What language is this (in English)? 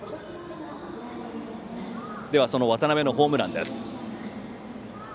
Japanese